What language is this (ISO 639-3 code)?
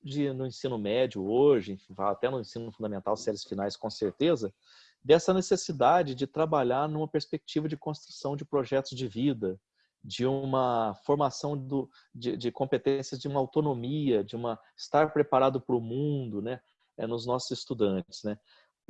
por